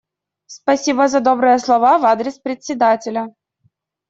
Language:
Russian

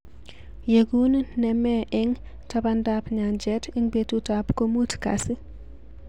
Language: Kalenjin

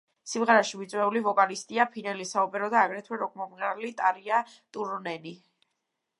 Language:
Georgian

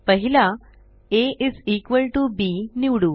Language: Marathi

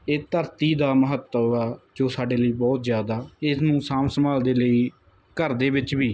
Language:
Punjabi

